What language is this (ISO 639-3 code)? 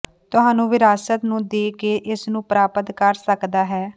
pan